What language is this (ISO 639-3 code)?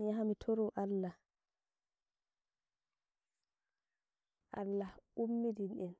fuv